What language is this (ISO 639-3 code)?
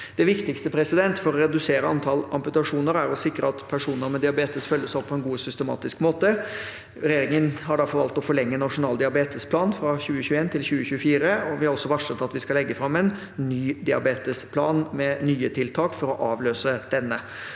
nor